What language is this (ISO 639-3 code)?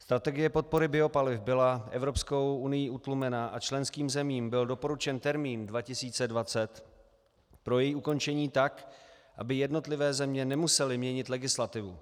ces